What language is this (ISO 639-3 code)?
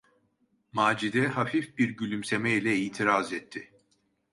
tur